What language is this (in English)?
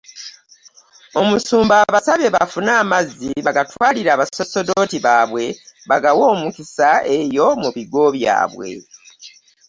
Ganda